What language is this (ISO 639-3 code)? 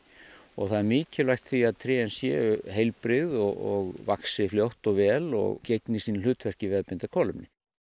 isl